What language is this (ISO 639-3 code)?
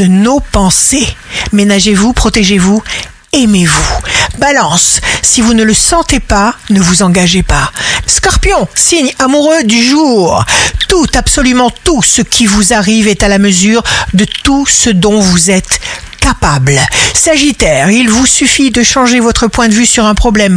fra